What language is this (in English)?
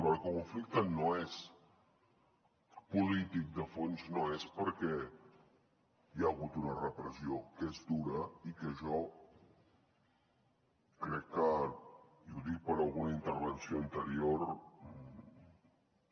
Catalan